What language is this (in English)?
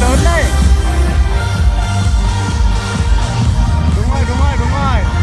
Vietnamese